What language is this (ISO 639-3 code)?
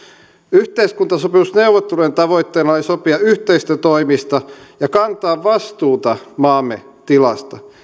fin